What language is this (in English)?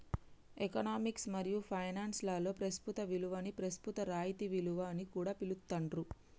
Telugu